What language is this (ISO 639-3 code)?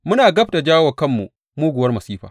hau